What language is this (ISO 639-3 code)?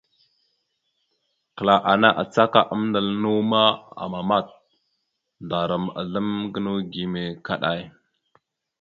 mxu